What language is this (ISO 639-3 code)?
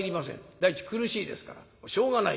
jpn